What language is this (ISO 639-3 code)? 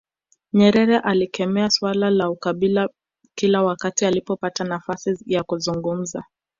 swa